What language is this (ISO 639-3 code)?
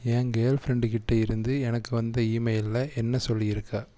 tam